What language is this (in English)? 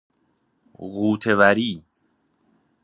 Persian